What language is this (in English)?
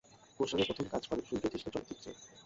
Bangla